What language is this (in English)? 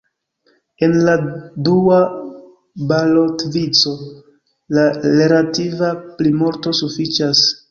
Esperanto